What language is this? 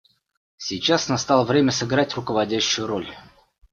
Russian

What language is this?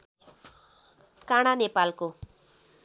Nepali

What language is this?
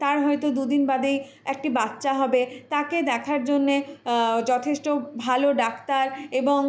Bangla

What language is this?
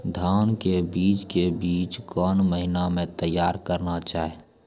Maithili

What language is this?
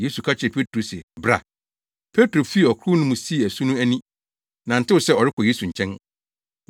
Akan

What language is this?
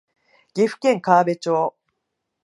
Japanese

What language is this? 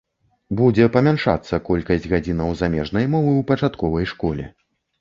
Belarusian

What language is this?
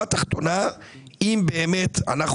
Hebrew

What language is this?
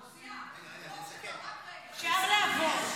Hebrew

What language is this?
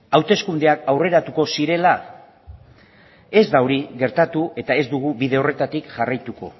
Basque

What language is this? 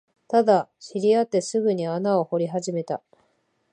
Japanese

